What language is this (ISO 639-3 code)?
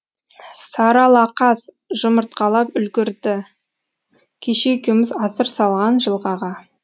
kaz